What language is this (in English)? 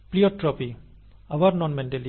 Bangla